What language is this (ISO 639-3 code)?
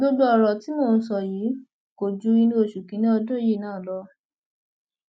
yor